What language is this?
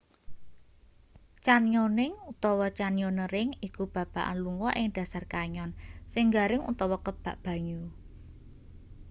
Javanese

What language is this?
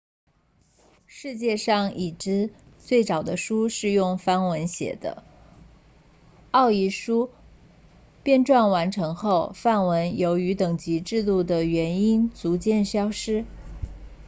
Chinese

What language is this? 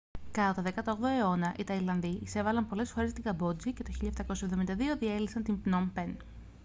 Greek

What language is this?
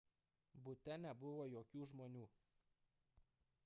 Lithuanian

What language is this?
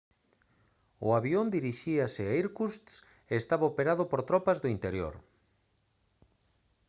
Galician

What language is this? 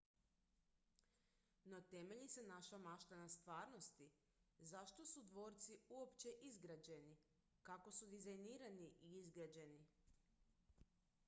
Croatian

